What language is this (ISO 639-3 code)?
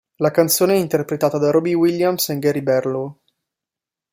ita